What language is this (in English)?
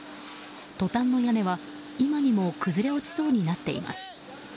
Japanese